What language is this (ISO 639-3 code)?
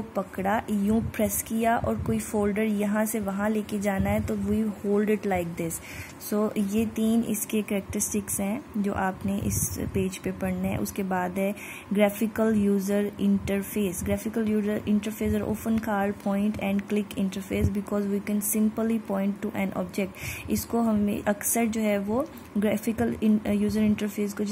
hin